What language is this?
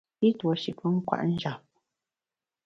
Bamun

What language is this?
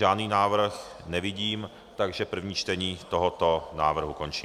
Czech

